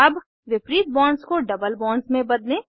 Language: Hindi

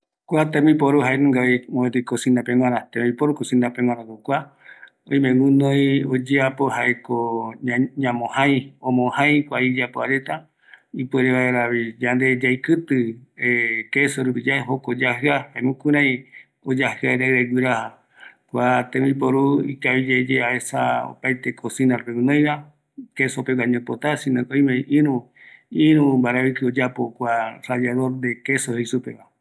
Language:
Eastern Bolivian Guaraní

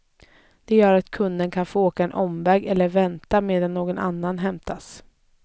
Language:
Swedish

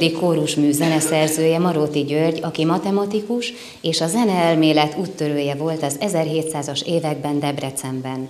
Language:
Hungarian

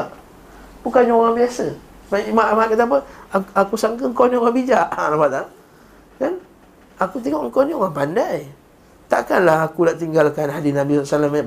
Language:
Malay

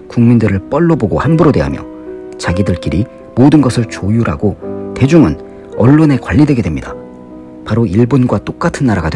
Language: Korean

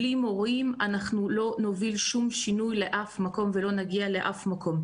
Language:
Hebrew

